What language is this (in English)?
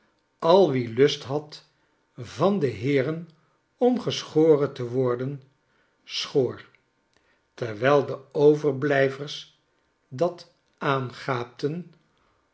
Dutch